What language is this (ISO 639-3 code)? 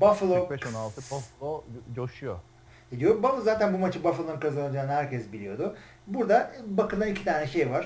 tur